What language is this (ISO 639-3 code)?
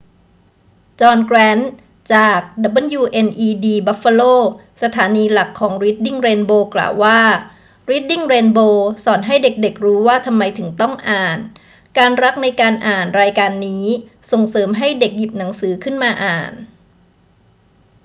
tha